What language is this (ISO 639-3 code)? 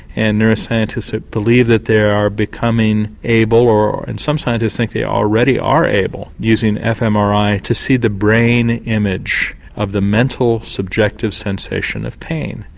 eng